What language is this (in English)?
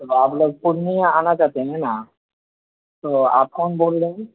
Urdu